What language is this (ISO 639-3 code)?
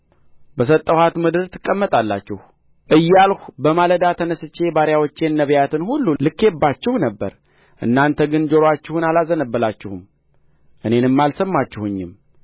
amh